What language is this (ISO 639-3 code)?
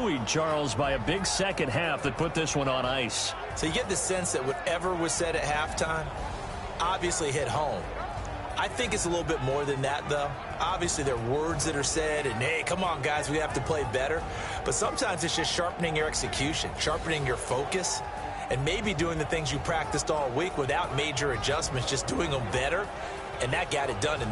eng